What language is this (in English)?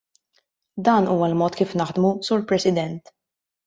Maltese